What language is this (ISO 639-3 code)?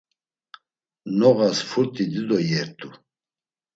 lzz